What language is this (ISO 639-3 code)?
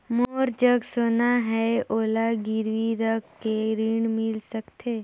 hne